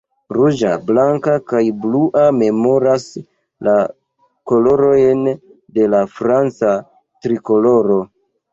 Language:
Esperanto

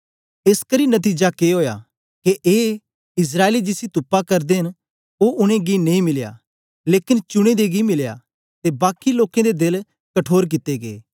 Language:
Dogri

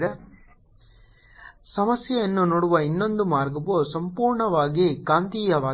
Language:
Kannada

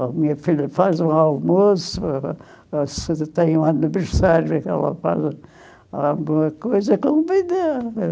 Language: Portuguese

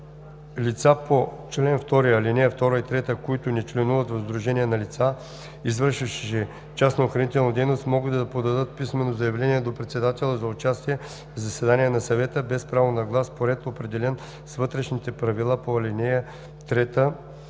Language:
Bulgarian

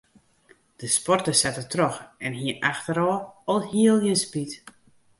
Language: Western Frisian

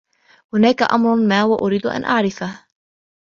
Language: Arabic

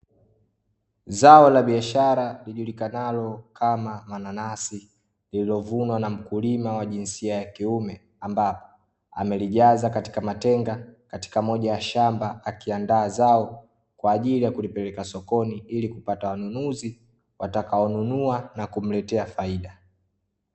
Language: Swahili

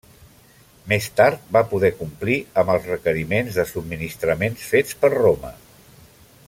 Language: Catalan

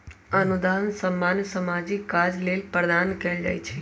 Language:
Magahi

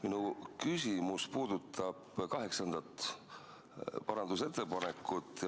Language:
Estonian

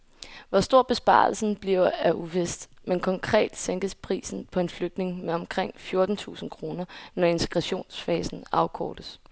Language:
Danish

